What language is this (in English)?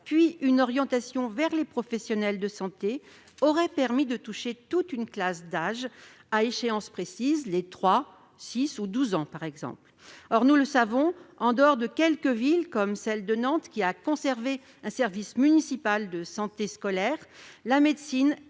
French